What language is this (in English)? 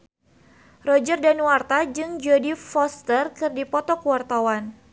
Sundanese